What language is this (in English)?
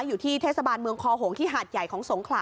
Thai